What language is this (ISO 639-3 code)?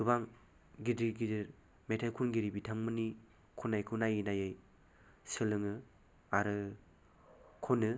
brx